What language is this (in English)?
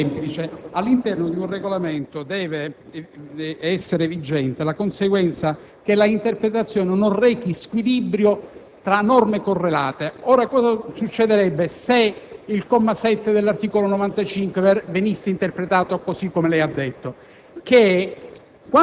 Italian